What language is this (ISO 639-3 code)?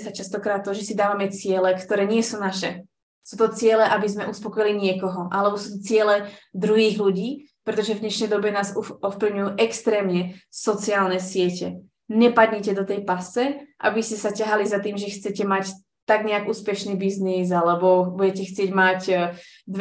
slk